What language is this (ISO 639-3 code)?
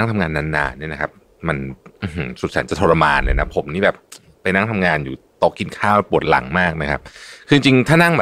tha